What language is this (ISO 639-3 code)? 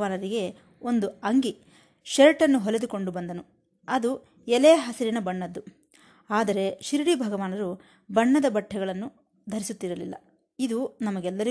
kan